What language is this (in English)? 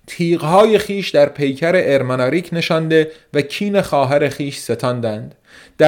Persian